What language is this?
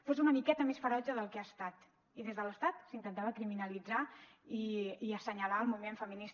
Catalan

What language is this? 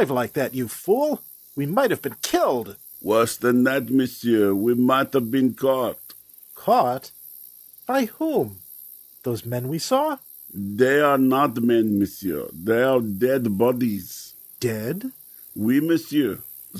English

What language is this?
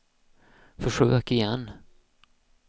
Swedish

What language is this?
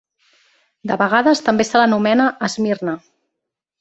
Catalan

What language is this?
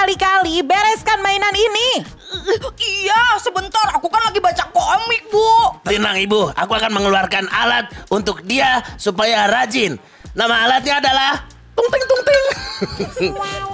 Indonesian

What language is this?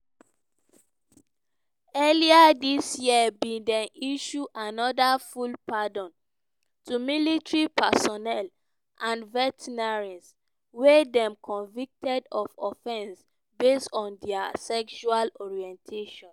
Nigerian Pidgin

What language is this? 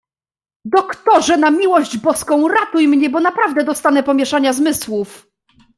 Polish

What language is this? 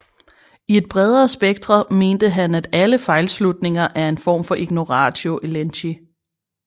Danish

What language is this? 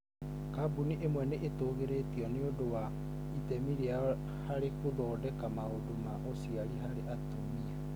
Kikuyu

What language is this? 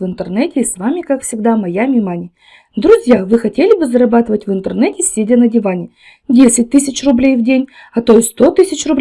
Russian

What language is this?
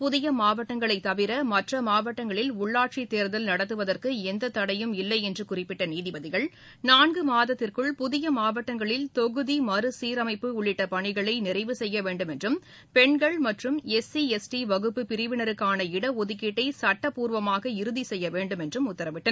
Tamil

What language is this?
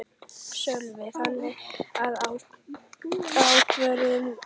Icelandic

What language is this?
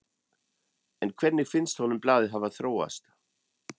Icelandic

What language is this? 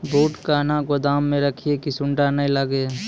Maithili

